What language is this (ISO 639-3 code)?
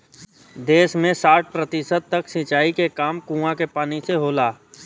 bho